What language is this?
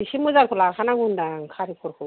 Bodo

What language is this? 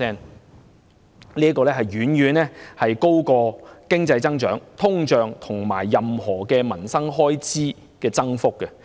Cantonese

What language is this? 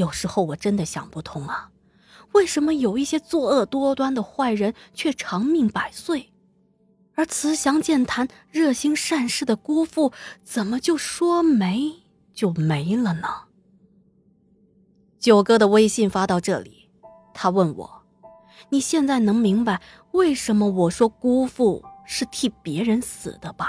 Chinese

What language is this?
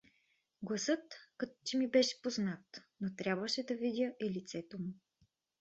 Bulgarian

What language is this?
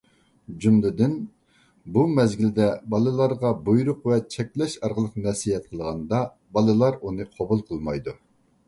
Uyghur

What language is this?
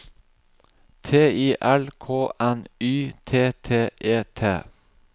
Norwegian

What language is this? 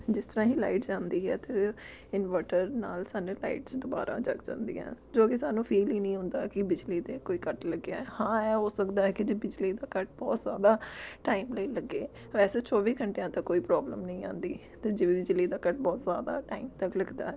Punjabi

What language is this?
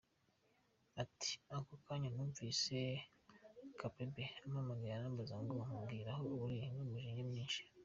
Kinyarwanda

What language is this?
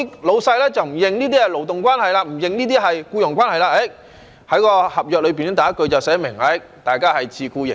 Cantonese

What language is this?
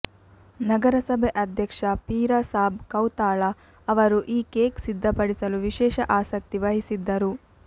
Kannada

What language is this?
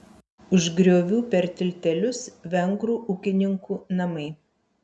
Lithuanian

